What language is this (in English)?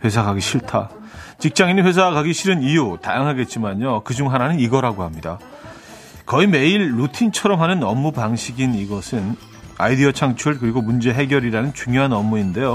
Korean